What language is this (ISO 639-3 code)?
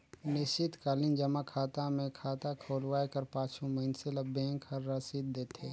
hne